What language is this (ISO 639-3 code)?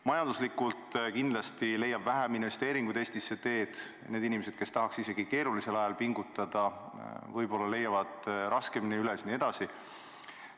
est